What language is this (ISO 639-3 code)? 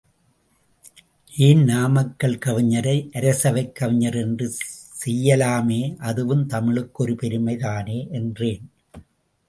tam